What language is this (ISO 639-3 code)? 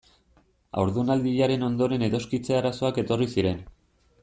eus